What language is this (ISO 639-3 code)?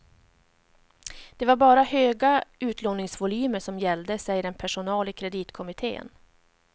swe